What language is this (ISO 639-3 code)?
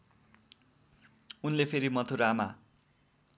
nep